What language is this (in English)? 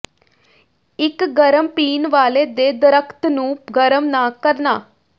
Punjabi